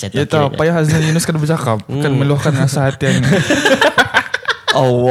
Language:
Malay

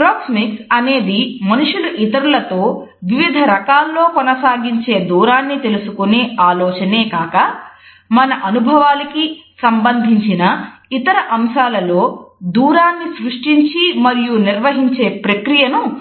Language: Telugu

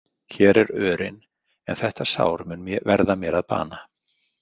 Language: Icelandic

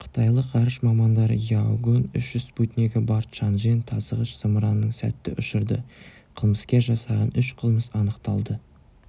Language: Kazakh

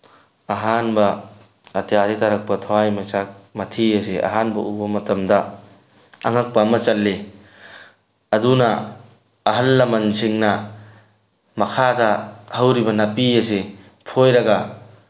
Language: Manipuri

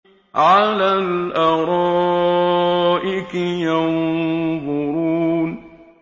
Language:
Arabic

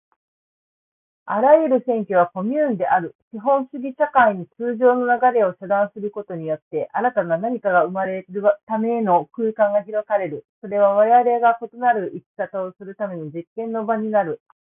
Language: Japanese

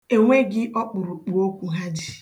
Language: Igbo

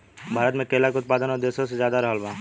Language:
Bhojpuri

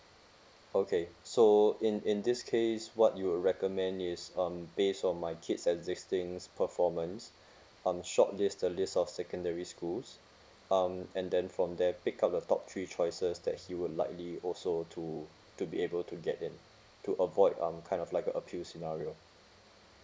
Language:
English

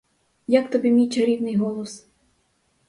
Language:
Ukrainian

